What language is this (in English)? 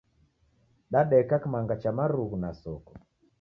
Taita